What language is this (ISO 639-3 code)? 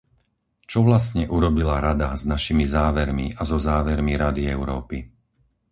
slk